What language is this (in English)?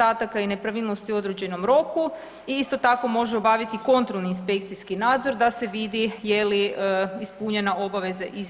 Croatian